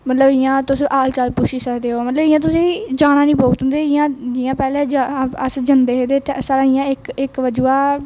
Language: Dogri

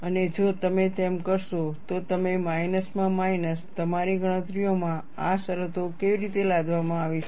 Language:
Gujarati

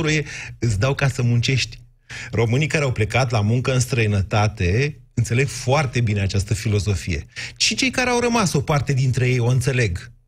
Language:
Romanian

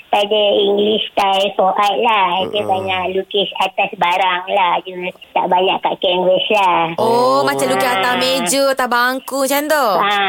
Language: Malay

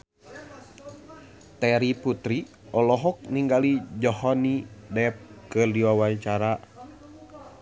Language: Sundanese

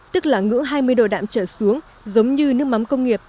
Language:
Vietnamese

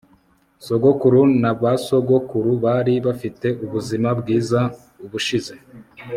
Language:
Kinyarwanda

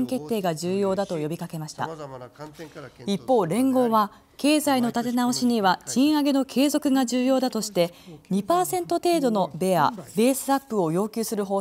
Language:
Japanese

